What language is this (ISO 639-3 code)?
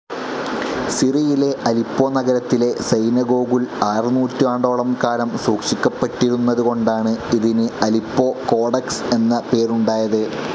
mal